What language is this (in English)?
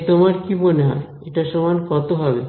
Bangla